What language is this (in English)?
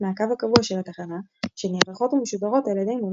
Hebrew